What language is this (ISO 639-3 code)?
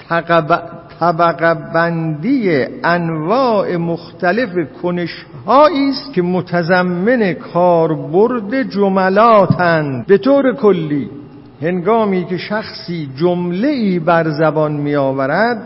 fas